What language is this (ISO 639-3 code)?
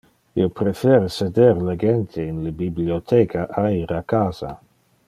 ina